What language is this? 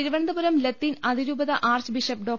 Malayalam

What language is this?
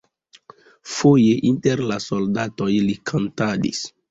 Esperanto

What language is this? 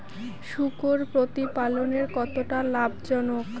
Bangla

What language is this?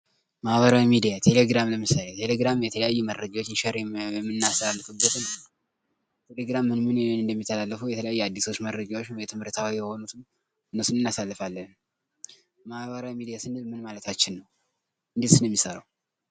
Amharic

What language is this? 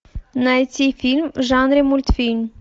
Russian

